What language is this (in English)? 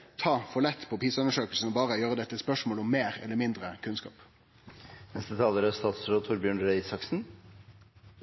Norwegian